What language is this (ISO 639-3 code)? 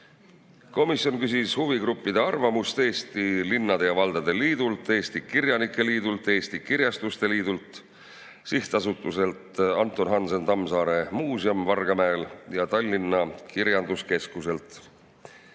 est